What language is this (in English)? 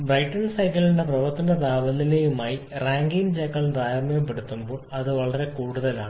Malayalam